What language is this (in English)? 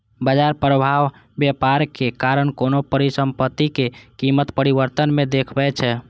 Maithili